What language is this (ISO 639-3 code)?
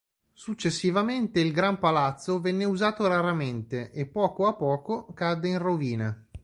ita